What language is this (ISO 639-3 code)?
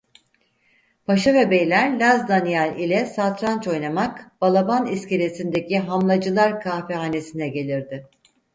tur